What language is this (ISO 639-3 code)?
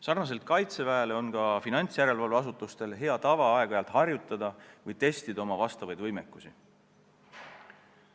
est